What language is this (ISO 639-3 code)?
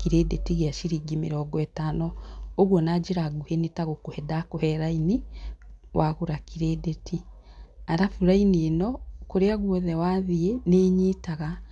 kik